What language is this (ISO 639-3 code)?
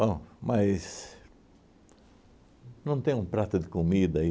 por